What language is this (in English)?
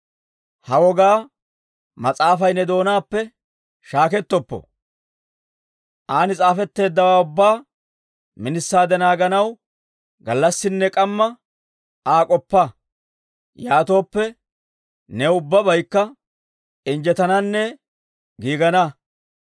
Dawro